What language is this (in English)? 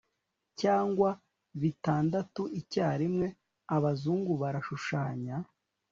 Kinyarwanda